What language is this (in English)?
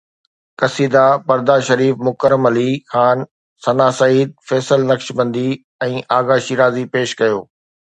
Sindhi